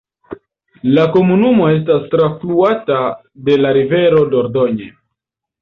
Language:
Esperanto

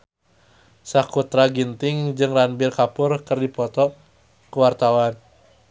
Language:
Sundanese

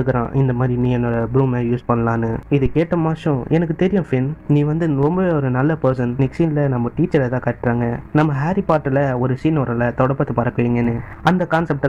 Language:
Indonesian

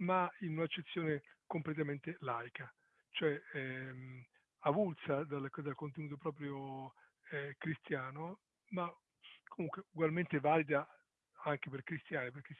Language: Italian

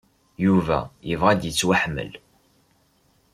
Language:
Kabyle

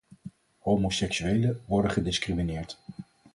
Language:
Dutch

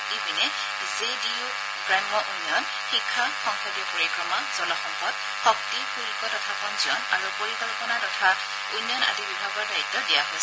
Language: Assamese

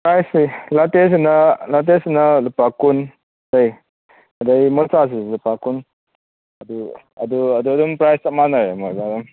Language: Manipuri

